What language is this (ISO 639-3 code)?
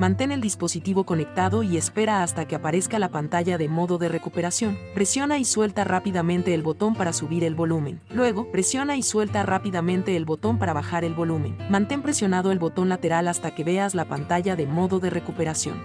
spa